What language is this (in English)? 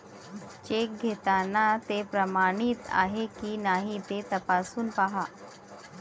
Marathi